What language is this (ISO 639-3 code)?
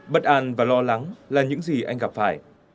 vie